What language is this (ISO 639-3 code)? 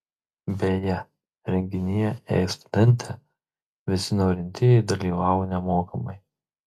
lit